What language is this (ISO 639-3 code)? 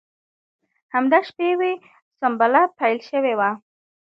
pus